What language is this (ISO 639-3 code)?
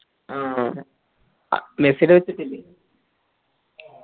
mal